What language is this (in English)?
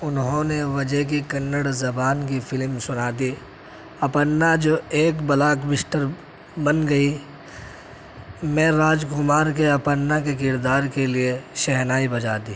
Urdu